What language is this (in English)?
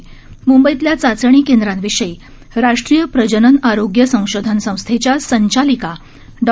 Marathi